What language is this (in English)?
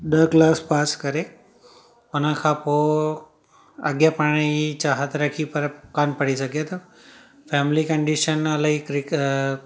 Sindhi